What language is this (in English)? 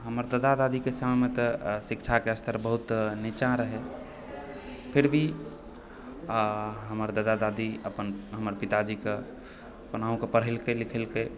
Maithili